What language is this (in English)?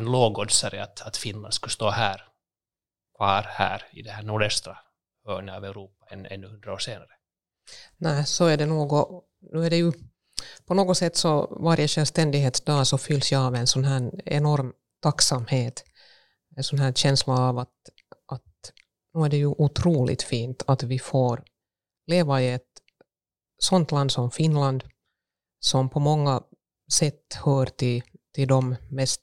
Swedish